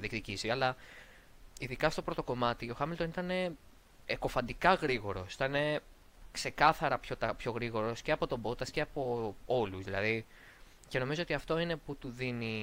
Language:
Greek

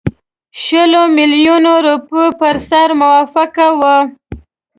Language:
Pashto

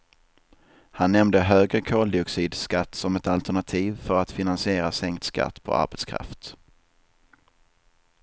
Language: Swedish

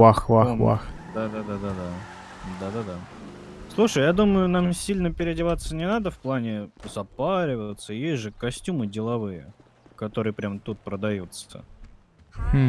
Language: Russian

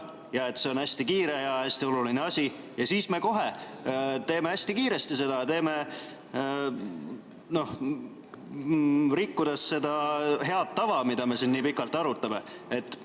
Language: Estonian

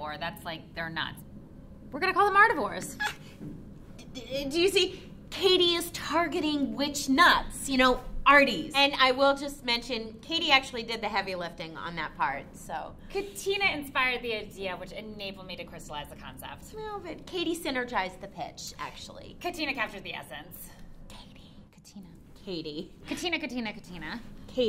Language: English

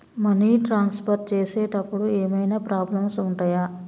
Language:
Telugu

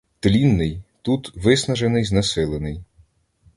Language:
Ukrainian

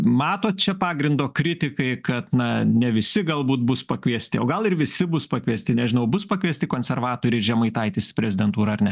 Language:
Lithuanian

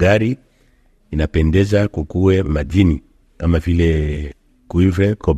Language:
Swahili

